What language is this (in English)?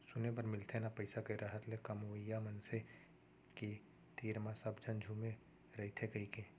Chhattisgarhi